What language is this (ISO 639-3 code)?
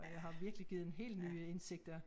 dan